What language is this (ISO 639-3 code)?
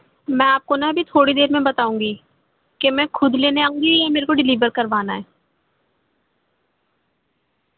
urd